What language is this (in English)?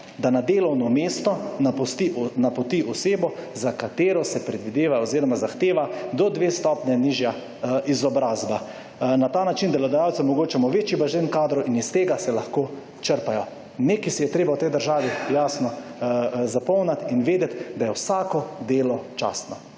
Slovenian